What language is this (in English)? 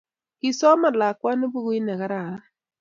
Kalenjin